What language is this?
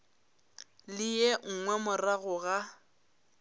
Northern Sotho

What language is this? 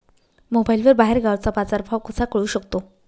Marathi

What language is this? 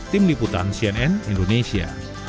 Indonesian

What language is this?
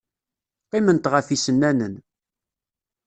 Kabyle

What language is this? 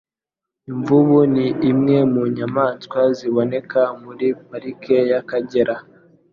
Kinyarwanda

